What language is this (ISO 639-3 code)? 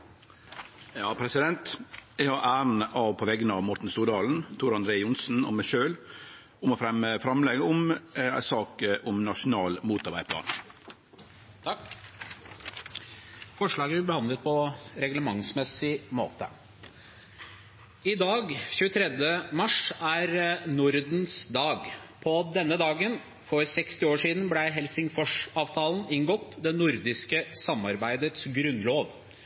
nor